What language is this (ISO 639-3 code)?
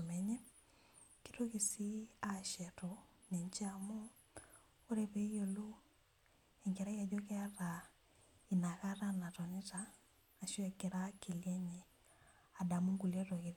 mas